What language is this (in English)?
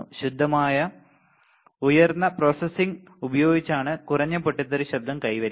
Malayalam